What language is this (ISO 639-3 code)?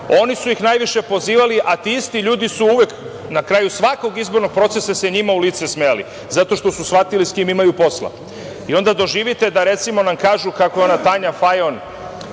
srp